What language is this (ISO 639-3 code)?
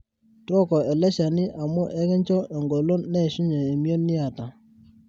mas